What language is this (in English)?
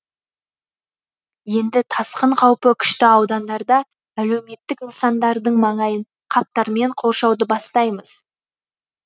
Kazakh